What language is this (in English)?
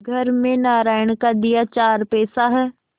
Hindi